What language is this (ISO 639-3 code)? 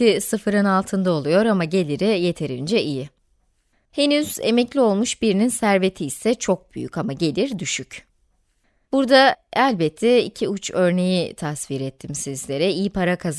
tur